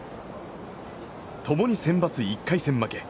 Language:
Japanese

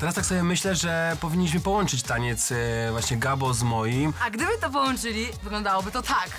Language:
Polish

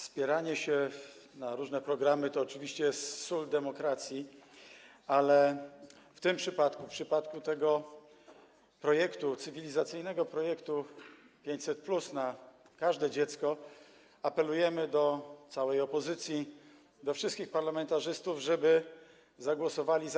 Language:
Polish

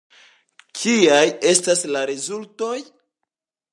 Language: Esperanto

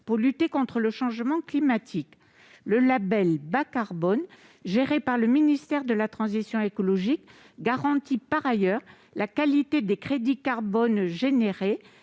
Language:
French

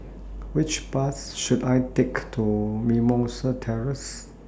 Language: English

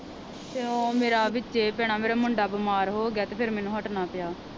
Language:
Punjabi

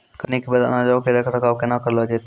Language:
Maithili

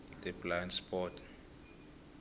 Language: South Ndebele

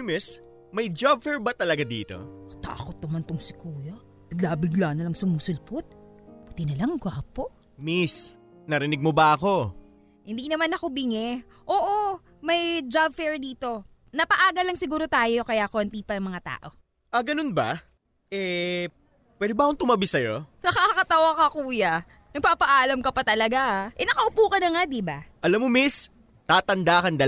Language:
Filipino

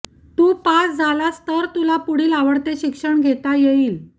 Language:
Marathi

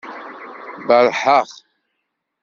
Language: Kabyle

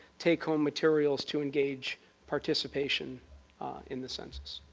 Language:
English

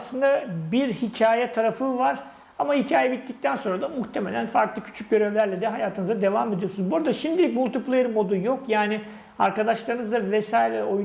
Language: Turkish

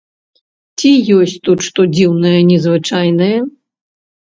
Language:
Belarusian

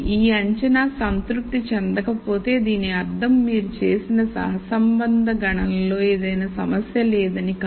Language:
Telugu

